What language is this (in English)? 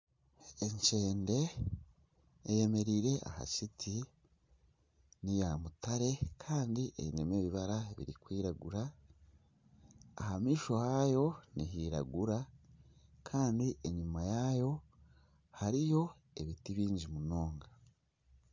Nyankole